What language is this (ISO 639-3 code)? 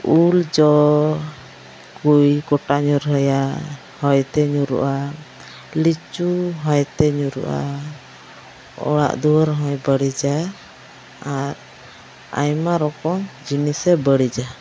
sat